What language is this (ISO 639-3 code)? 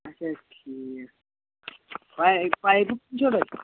kas